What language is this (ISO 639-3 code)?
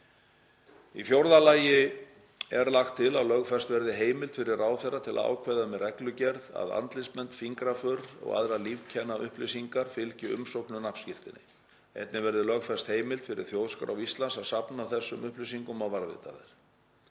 isl